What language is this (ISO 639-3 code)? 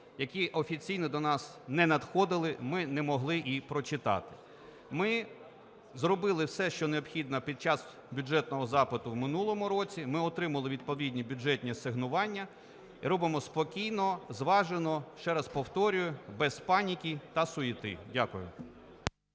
ukr